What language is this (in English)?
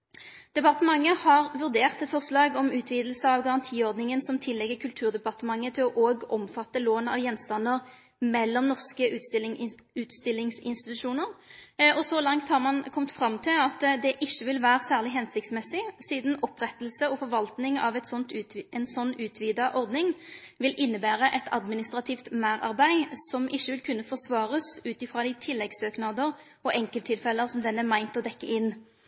Norwegian Nynorsk